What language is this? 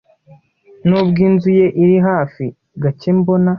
Kinyarwanda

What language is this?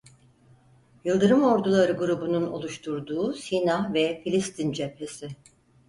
Turkish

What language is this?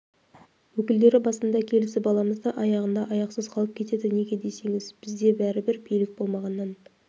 Kazakh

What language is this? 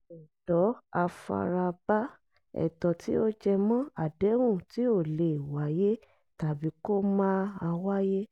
Yoruba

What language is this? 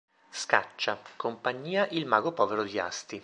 Italian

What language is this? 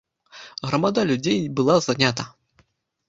Belarusian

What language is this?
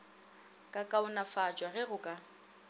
Northern Sotho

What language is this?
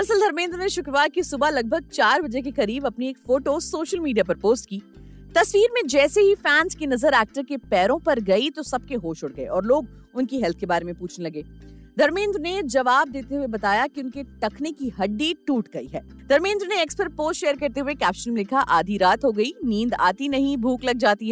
Hindi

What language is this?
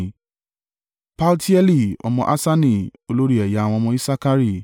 Yoruba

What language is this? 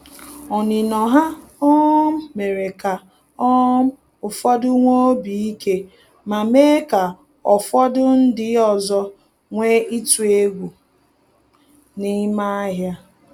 Igbo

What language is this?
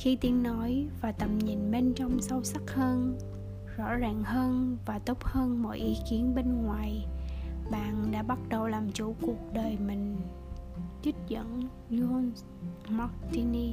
Vietnamese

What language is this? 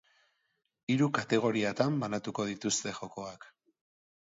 Basque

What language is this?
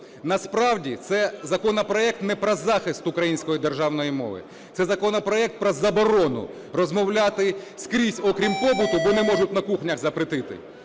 Ukrainian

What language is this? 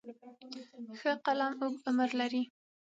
Pashto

